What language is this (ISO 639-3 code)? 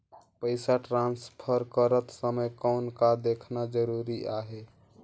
hne